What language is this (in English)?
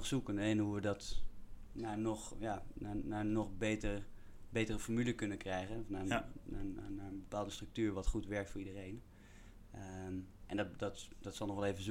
Dutch